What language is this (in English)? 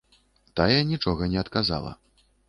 Belarusian